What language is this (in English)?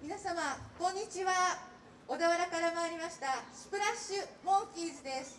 Japanese